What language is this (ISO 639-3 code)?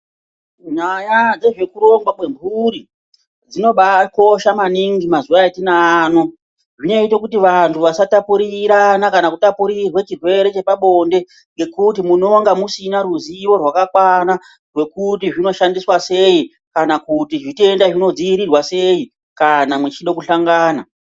ndc